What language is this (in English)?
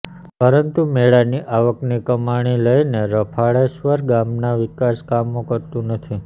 Gujarati